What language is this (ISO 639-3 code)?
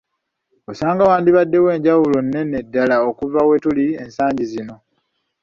lug